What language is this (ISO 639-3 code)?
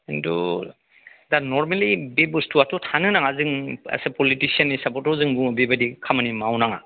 brx